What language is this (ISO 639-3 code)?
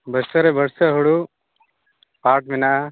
sat